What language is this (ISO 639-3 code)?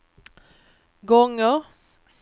swe